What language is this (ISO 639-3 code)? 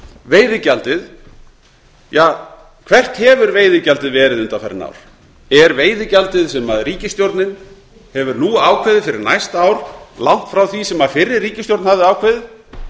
isl